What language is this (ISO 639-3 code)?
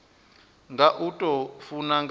ven